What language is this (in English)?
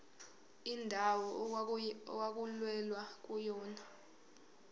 Zulu